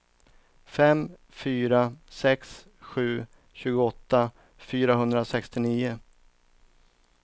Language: Swedish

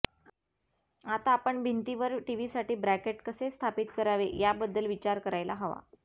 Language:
Marathi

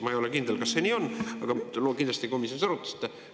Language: Estonian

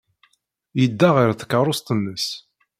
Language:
Kabyle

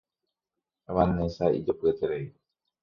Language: Guarani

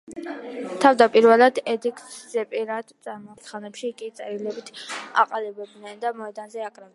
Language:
Georgian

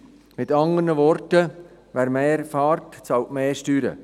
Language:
Swiss German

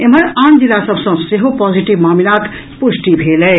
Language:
Maithili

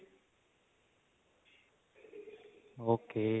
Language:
Punjabi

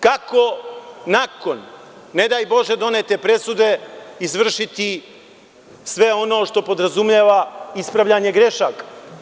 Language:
Serbian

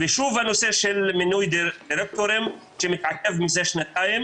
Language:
Hebrew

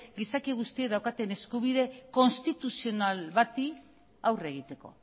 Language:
Basque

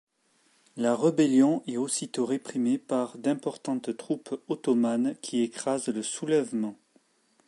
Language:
French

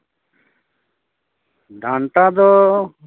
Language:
Santali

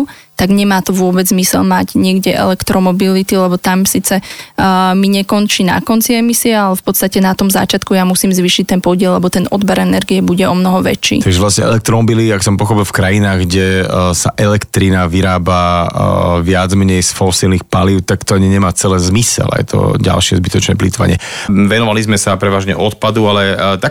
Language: Slovak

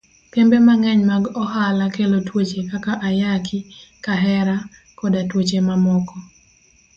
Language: Luo (Kenya and Tanzania)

